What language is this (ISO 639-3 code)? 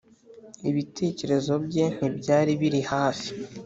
kin